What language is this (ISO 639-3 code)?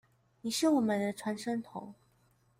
zho